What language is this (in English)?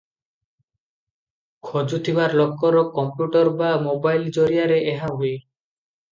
Odia